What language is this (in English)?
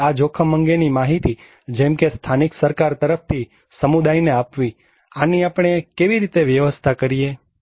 Gujarati